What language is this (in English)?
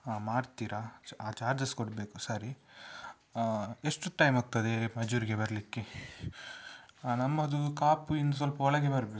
Kannada